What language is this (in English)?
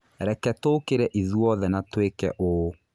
Kikuyu